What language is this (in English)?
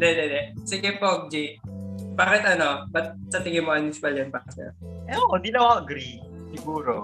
Filipino